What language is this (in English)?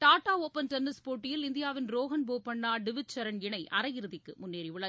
Tamil